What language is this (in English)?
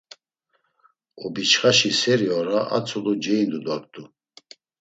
Laz